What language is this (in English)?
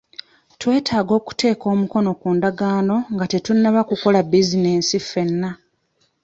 Ganda